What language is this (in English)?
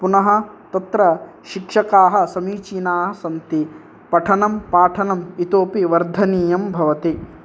Sanskrit